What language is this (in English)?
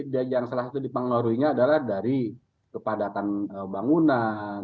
Indonesian